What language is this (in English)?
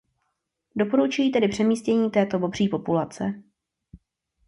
Czech